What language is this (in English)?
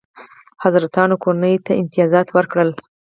Pashto